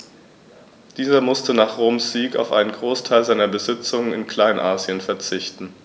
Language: German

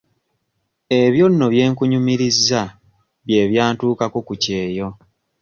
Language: Ganda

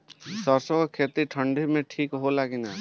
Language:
Bhojpuri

